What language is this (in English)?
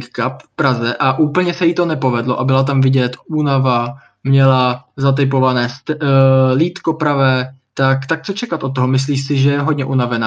Czech